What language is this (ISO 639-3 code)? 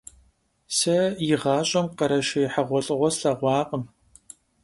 kbd